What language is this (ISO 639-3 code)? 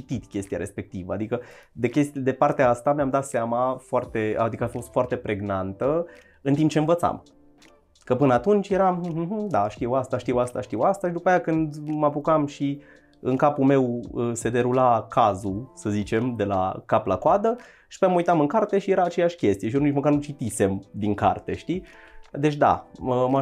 ron